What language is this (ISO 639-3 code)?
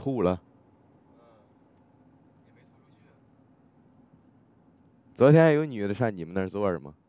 zho